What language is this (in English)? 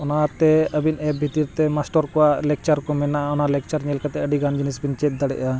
Santali